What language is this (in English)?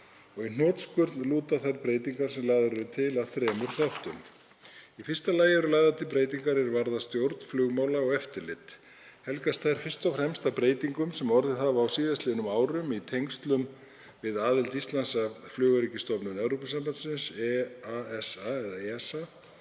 Icelandic